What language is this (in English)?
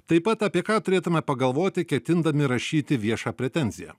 Lithuanian